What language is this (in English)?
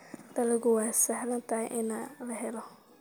Somali